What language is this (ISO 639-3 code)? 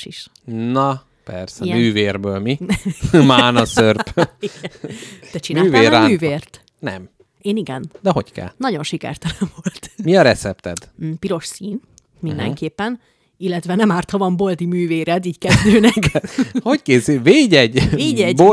hun